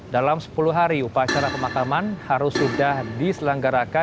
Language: Indonesian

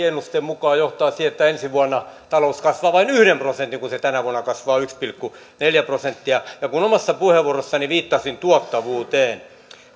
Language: Finnish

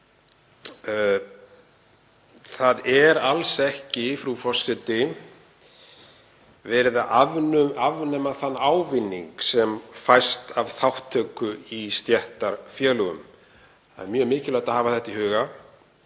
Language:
Icelandic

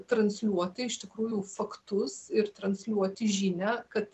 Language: Lithuanian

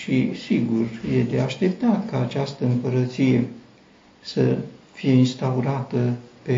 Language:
Romanian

